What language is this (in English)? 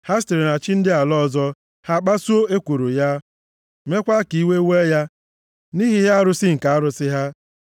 Igbo